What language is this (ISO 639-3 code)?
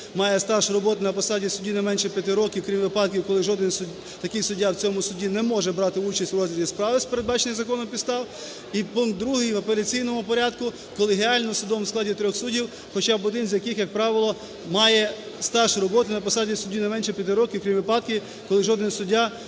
ukr